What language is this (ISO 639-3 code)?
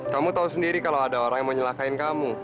ind